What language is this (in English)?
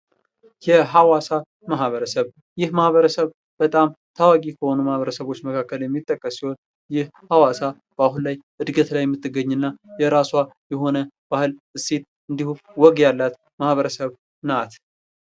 Amharic